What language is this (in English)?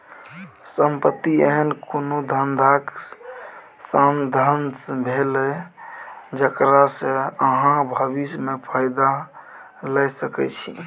Maithili